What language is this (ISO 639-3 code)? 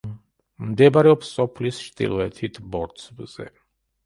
kat